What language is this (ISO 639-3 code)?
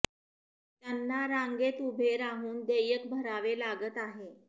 mar